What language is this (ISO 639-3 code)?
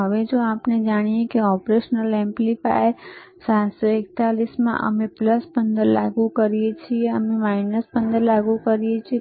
guj